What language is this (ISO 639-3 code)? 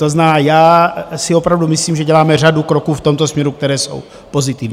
ces